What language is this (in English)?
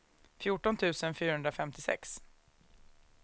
Swedish